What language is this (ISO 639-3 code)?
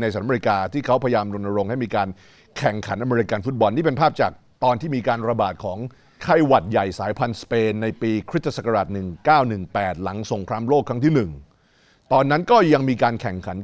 tha